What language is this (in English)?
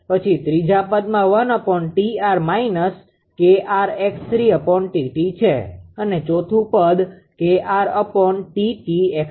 Gujarati